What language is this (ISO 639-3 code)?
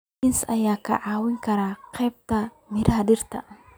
som